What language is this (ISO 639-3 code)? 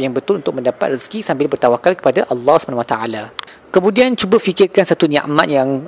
msa